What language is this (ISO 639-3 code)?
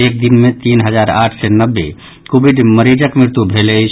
mai